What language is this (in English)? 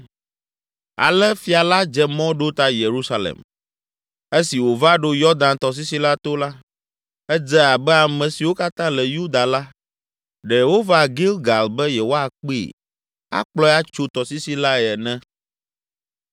Ewe